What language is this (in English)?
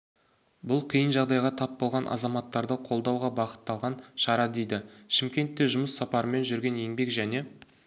Kazakh